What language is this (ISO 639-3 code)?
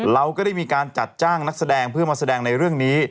tha